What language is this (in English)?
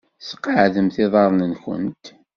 Kabyle